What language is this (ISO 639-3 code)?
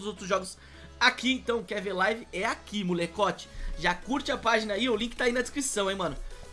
por